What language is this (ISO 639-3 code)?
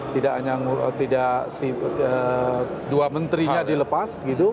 ind